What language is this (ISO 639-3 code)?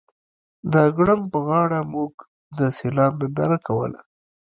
pus